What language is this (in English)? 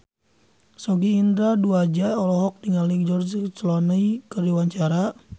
Sundanese